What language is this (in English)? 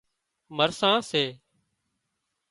Wadiyara Koli